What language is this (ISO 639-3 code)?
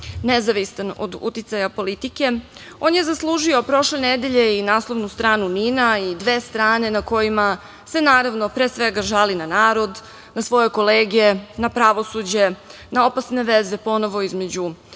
srp